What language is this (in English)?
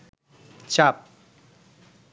Bangla